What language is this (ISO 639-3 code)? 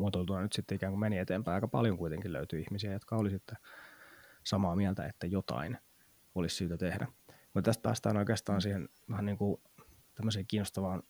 fin